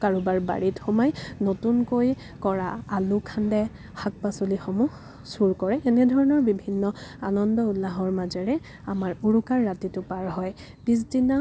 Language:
Assamese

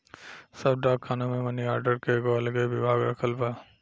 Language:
Bhojpuri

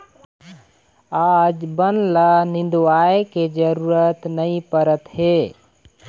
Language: Chhattisgarhi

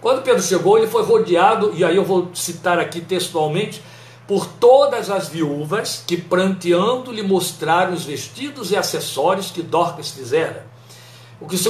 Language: Portuguese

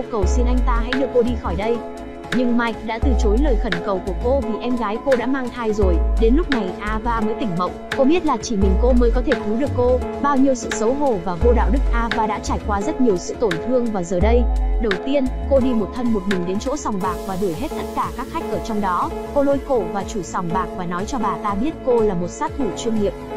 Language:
Vietnamese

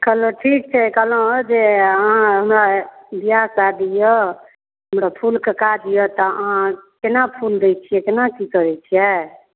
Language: Maithili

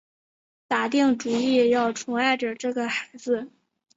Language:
Chinese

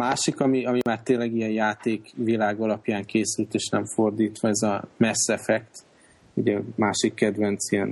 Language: Hungarian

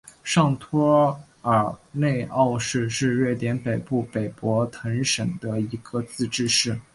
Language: Chinese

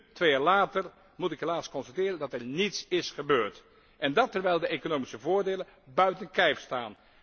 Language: Dutch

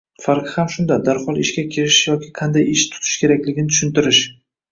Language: Uzbek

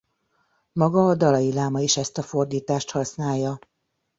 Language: Hungarian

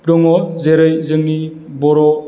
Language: Bodo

